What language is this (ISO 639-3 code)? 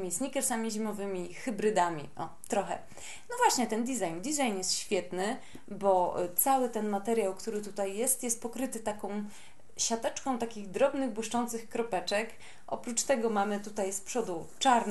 pol